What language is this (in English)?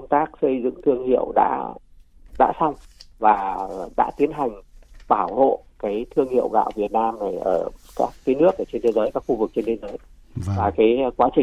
Vietnamese